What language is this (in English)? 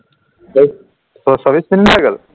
Assamese